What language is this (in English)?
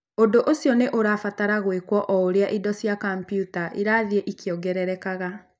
Kikuyu